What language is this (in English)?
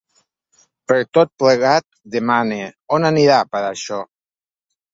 Catalan